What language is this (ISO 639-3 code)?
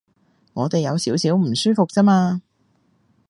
yue